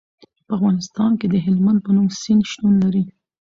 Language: Pashto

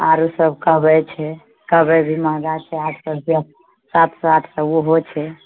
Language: Maithili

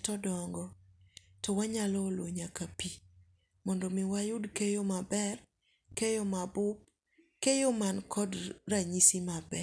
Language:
Luo (Kenya and Tanzania)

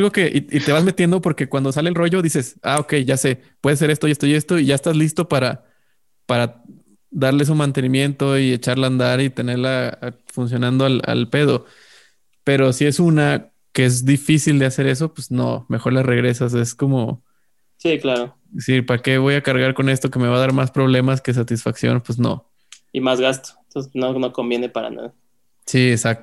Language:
Spanish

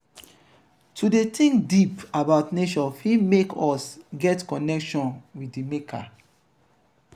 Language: Nigerian Pidgin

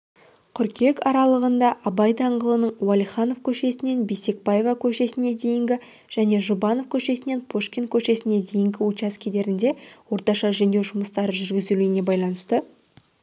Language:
Kazakh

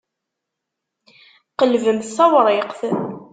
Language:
Kabyle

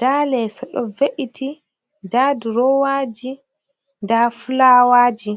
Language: Fula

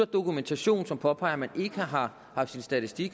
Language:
Danish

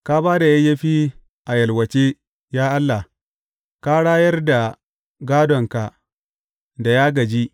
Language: Hausa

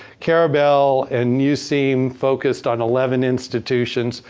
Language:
English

